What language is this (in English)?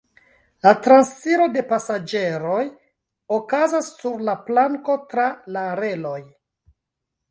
Esperanto